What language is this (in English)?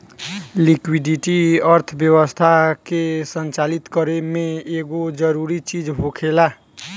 Bhojpuri